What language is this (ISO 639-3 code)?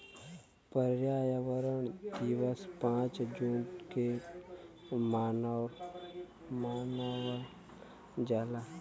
bho